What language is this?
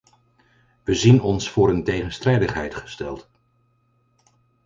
Dutch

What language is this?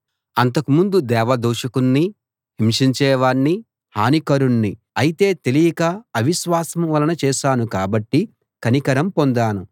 Telugu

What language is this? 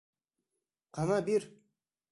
Bashkir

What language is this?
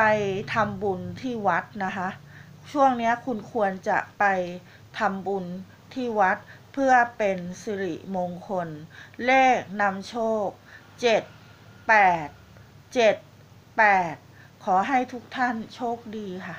Thai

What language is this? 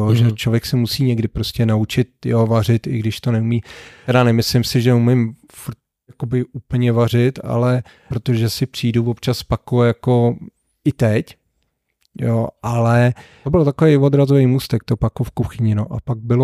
Czech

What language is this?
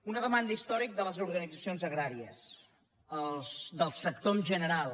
Catalan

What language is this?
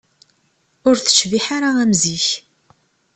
Kabyle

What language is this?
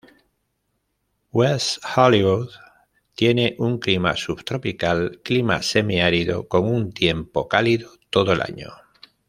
Spanish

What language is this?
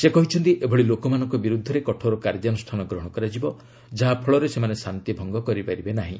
Odia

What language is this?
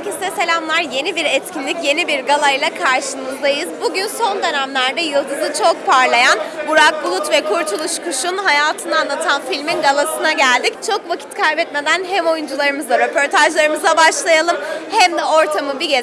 Turkish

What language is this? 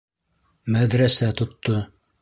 Bashkir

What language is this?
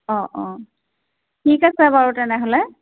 Assamese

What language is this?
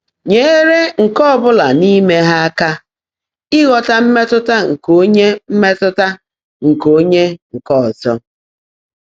Igbo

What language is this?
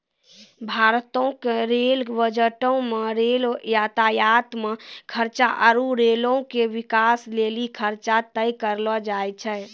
Maithili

